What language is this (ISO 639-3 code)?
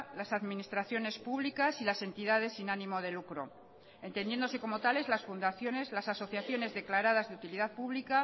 spa